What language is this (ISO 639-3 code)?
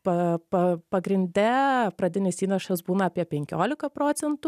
lit